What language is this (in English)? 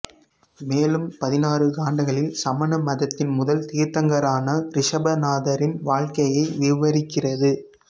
Tamil